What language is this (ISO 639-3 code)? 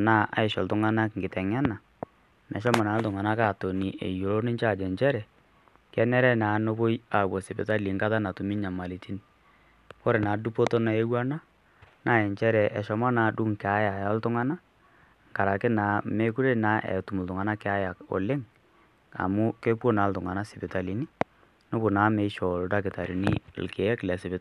mas